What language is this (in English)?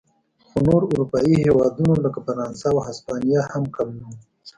Pashto